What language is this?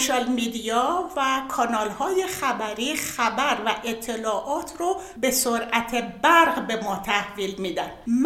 Persian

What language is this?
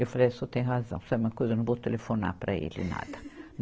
Portuguese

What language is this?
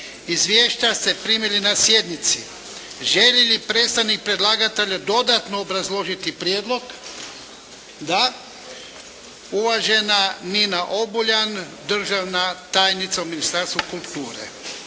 Croatian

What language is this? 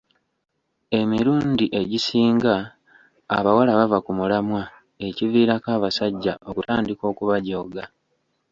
Ganda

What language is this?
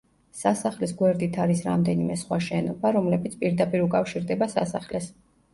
Georgian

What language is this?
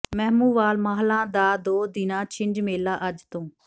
Punjabi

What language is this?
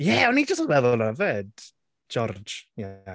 Welsh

